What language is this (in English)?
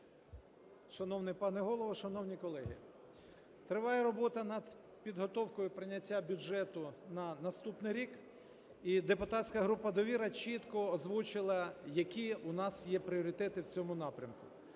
Ukrainian